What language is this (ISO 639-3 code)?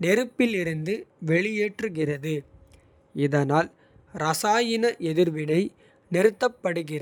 kfe